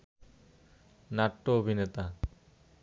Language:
Bangla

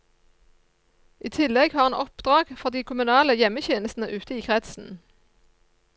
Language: Norwegian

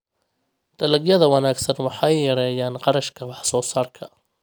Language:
Somali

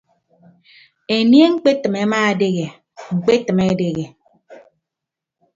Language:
Ibibio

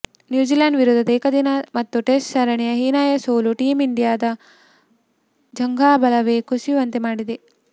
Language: Kannada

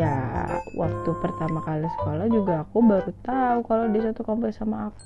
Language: Indonesian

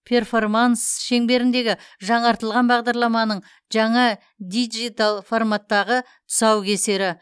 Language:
Kazakh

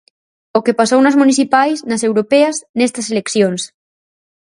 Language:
Galician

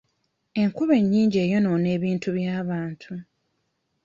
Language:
Ganda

